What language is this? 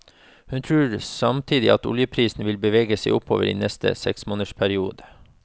Norwegian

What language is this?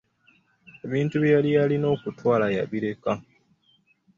Ganda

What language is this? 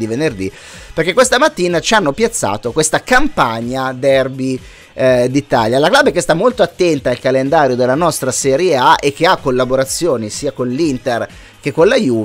Italian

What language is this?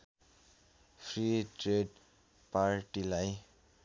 Nepali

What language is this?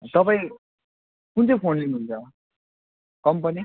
Nepali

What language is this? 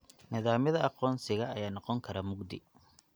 Somali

